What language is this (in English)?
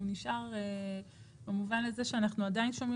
Hebrew